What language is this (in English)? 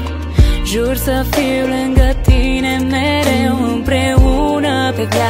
Romanian